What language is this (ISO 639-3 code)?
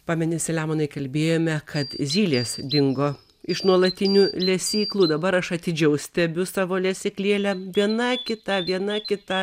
lit